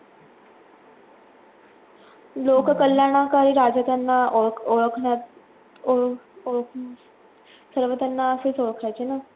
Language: Marathi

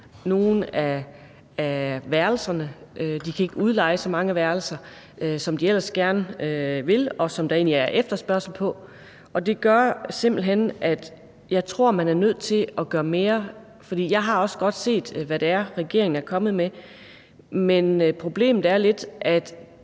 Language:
Danish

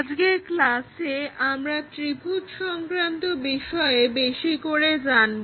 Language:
Bangla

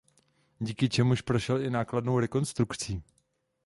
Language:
Czech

